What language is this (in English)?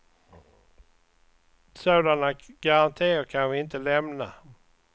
Swedish